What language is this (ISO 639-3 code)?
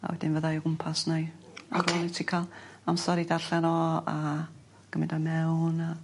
cym